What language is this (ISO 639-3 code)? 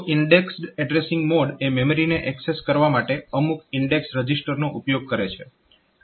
guj